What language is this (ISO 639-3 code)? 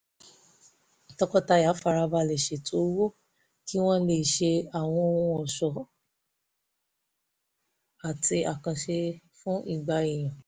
yor